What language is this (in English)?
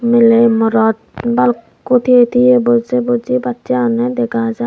Chakma